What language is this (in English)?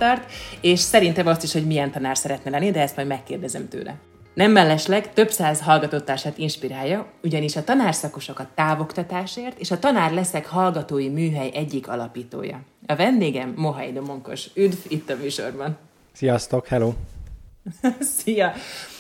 Hungarian